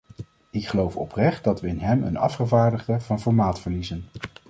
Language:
Dutch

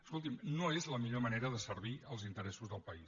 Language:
Catalan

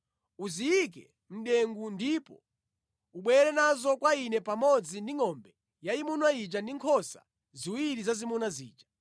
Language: Nyanja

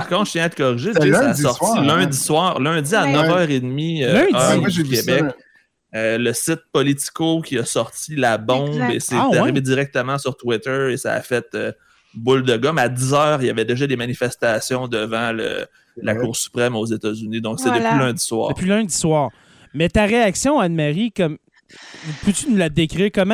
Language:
French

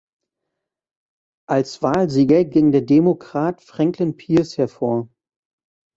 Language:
German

